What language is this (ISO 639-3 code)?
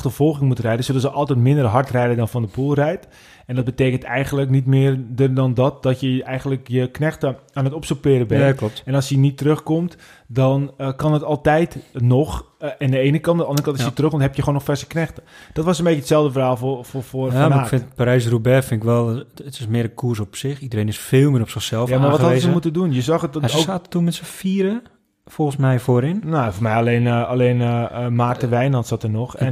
nld